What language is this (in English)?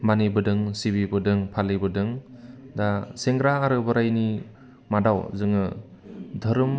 Bodo